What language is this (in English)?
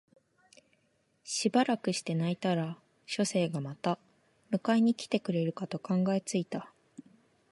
Japanese